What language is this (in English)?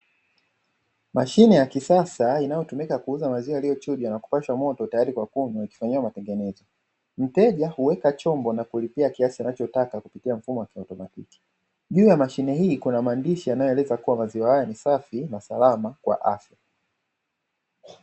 Swahili